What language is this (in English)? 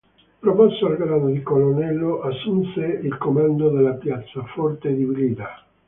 Italian